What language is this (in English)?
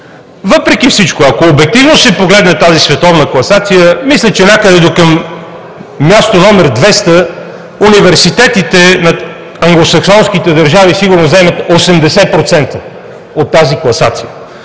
Bulgarian